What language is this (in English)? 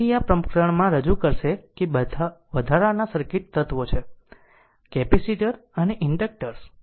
Gujarati